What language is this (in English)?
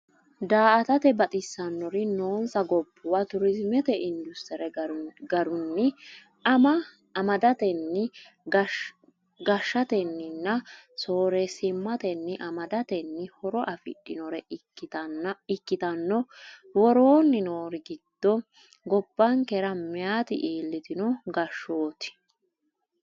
Sidamo